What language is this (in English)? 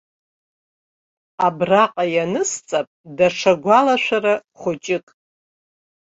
Abkhazian